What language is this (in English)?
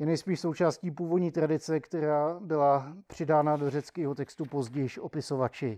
Czech